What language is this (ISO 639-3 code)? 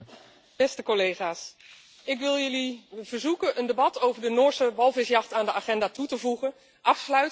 nld